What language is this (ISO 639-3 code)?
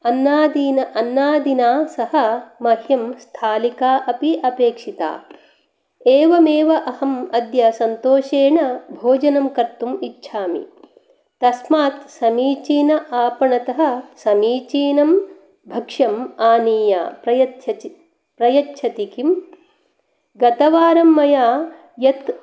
san